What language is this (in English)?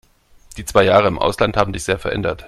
German